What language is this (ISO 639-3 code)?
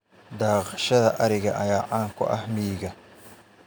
som